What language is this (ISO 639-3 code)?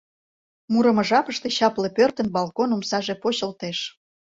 chm